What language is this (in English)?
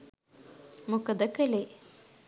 Sinhala